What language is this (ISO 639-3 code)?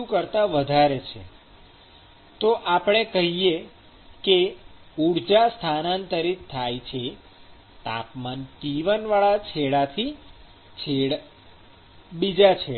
guj